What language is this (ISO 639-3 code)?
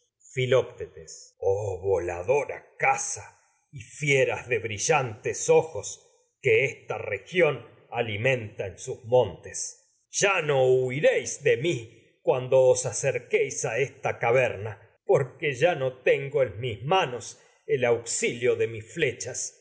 spa